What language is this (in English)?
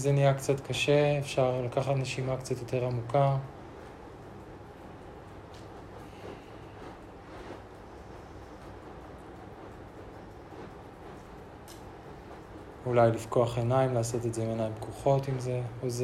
Hebrew